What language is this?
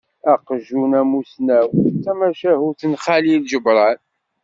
Kabyle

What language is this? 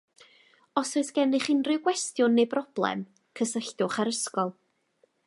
Welsh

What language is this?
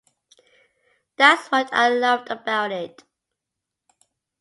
English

